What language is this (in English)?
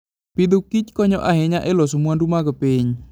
Luo (Kenya and Tanzania)